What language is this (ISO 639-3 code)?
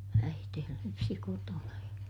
fin